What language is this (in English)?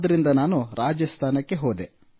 Kannada